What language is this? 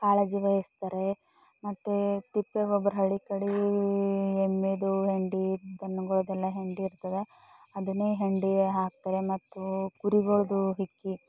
Kannada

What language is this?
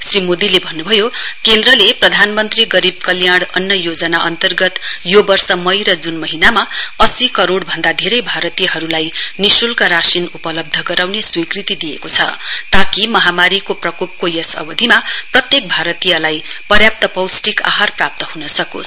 Nepali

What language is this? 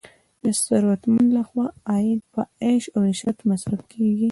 Pashto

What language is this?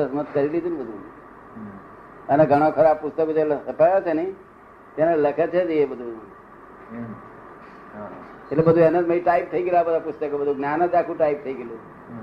Gujarati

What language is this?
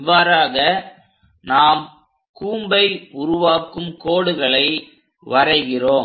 Tamil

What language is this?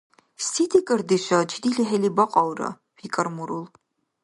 Dargwa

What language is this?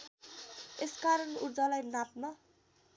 Nepali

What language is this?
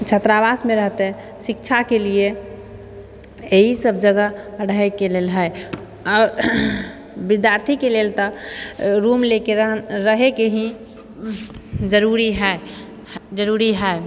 Maithili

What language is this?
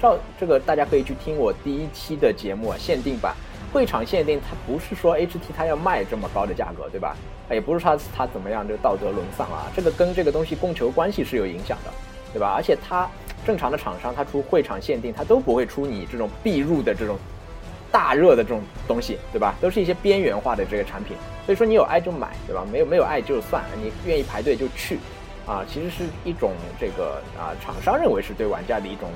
Chinese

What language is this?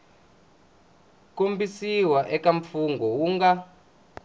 Tsonga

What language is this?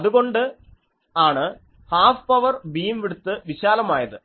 Malayalam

